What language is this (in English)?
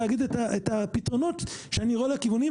Hebrew